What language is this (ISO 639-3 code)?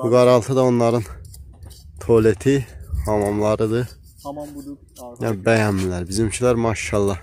tur